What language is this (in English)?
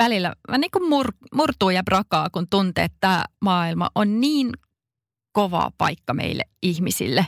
Finnish